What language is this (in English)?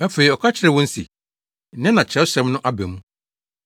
Akan